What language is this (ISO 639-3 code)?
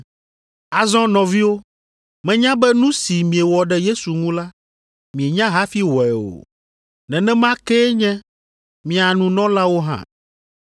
ewe